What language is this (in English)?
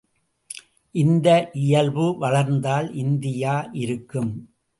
Tamil